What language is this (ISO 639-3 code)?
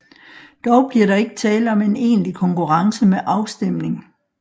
dan